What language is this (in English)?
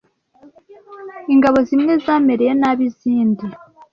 Kinyarwanda